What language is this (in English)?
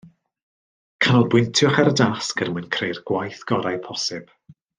Welsh